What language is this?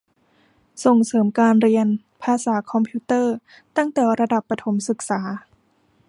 Thai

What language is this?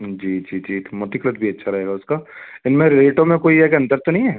Hindi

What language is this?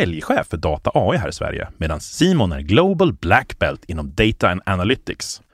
Swedish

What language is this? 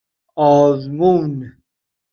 Persian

